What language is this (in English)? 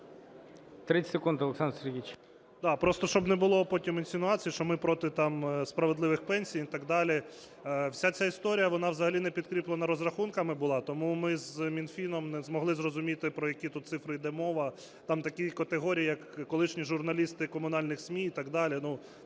Ukrainian